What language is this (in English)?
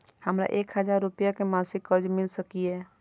Maithili